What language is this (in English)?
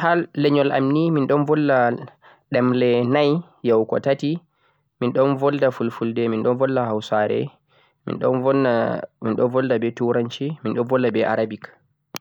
Central-Eastern Niger Fulfulde